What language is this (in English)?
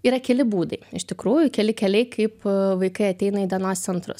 Lithuanian